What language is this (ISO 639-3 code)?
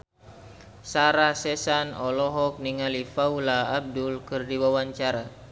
sun